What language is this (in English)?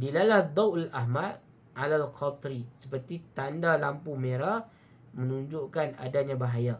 Malay